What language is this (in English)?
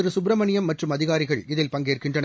Tamil